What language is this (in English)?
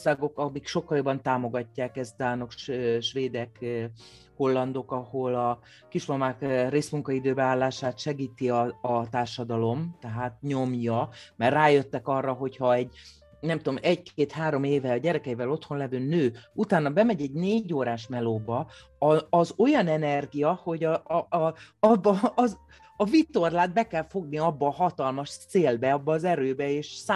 Hungarian